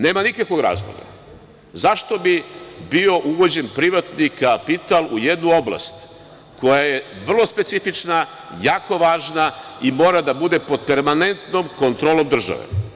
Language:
Serbian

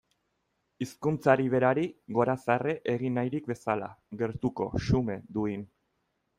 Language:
Basque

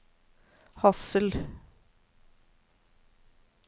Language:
Norwegian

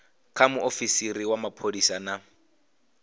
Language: Venda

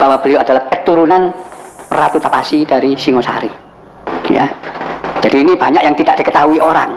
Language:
Indonesian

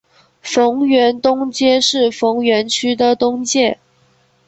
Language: Chinese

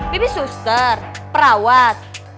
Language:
Indonesian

